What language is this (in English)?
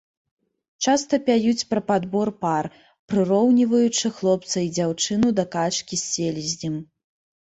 Belarusian